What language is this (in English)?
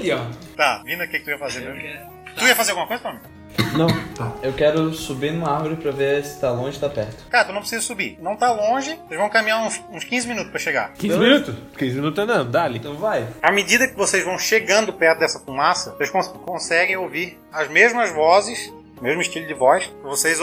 Portuguese